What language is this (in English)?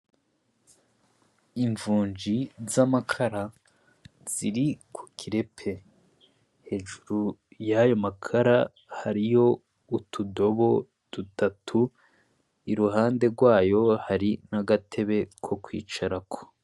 Rundi